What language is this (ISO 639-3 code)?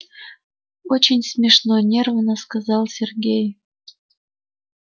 rus